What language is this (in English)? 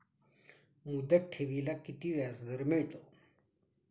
Marathi